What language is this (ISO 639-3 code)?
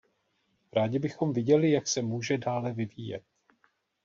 ces